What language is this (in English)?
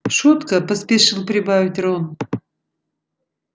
Russian